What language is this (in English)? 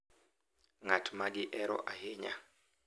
Luo (Kenya and Tanzania)